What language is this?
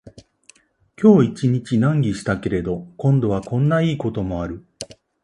Japanese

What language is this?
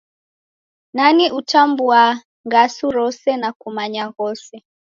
Taita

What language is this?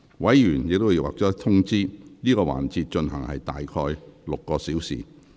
Cantonese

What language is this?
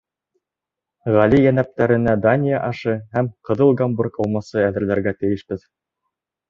Bashkir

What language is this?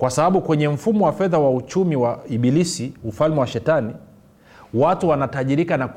Swahili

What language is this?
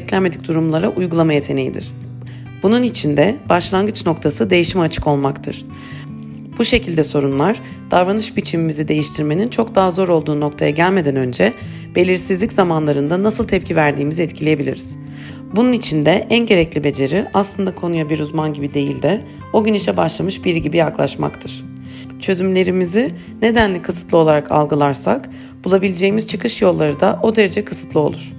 Turkish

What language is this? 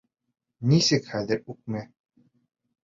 Bashkir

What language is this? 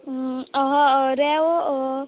Konkani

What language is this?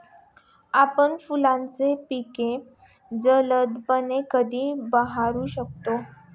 Marathi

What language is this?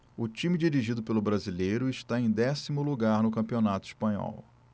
Portuguese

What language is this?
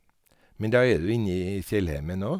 Norwegian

